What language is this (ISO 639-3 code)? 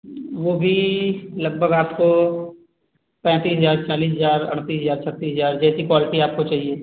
hin